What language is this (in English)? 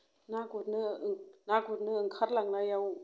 Bodo